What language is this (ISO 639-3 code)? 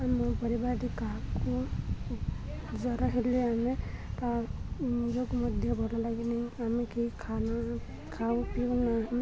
ori